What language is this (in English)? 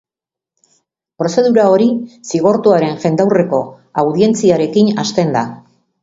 Basque